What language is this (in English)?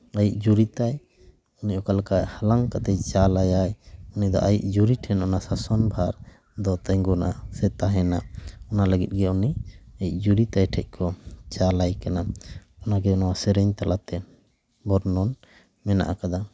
Santali